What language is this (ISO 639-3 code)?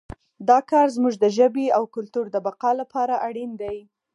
pus